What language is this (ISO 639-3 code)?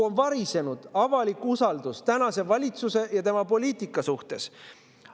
est